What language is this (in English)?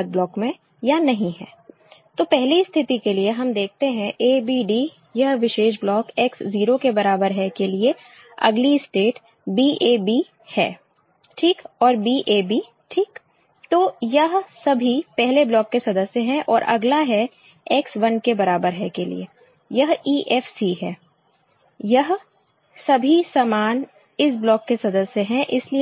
Hindi